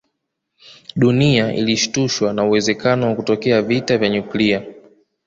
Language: Swahili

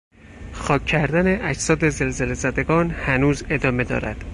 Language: Persian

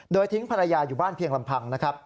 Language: Thai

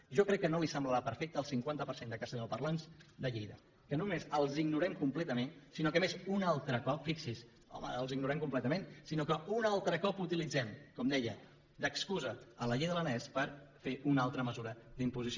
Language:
Catalan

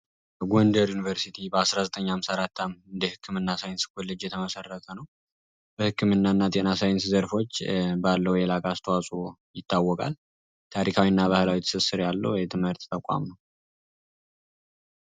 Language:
Amharic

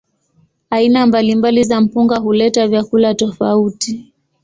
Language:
Swahili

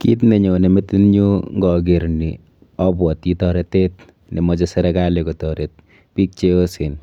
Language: Kalenjin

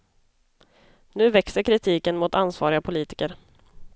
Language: Swedish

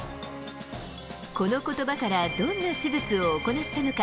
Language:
Japanese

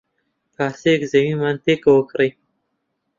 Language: Central Kurdish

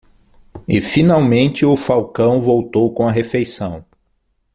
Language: Portuguese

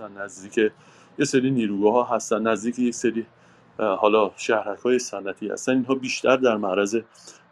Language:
Persian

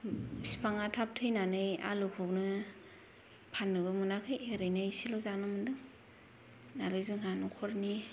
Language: Bodo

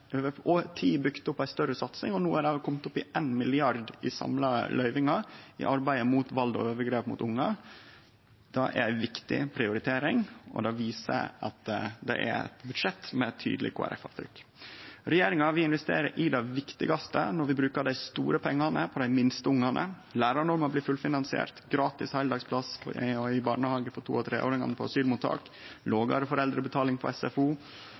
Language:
Norwegian Nynorsk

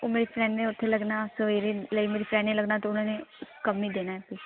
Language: Punjabi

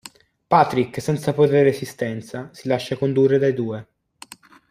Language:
Italian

